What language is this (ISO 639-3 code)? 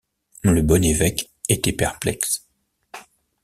fra